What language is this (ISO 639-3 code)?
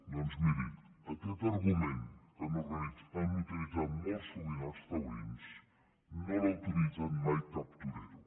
cat